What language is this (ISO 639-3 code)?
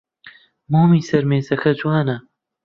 ckb